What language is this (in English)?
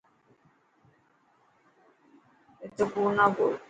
Dhatki